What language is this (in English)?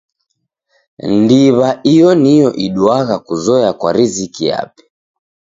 Taita